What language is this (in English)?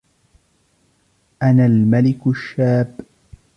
Arabic